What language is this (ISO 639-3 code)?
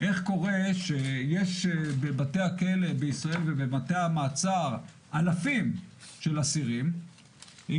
heb